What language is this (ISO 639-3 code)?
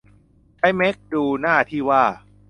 tha